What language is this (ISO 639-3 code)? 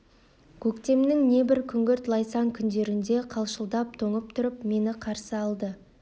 kaz